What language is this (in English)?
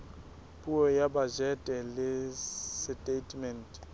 Southern Sotho